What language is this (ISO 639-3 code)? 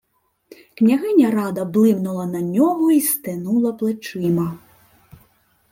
ukr